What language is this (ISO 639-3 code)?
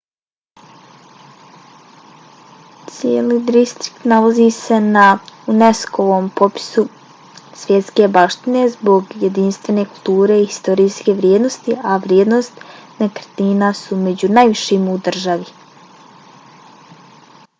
bos